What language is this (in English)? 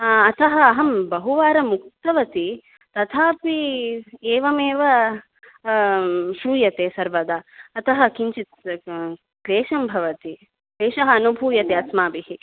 Sanskrit